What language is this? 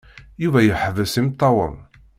Kabyle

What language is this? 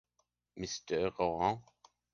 English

